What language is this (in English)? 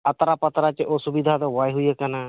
Santali